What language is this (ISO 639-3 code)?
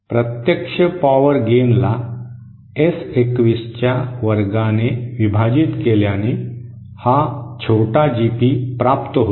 mar